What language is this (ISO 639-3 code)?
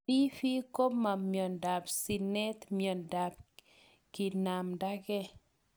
kln